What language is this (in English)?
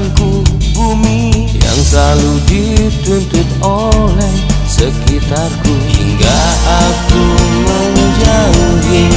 Indonesian